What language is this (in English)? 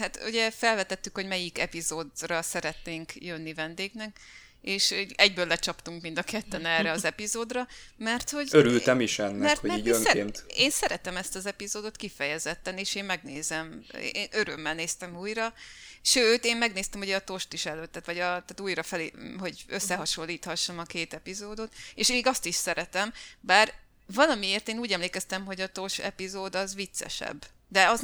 Hungarian